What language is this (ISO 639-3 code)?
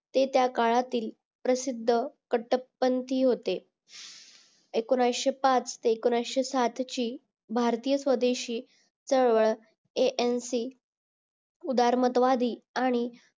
mar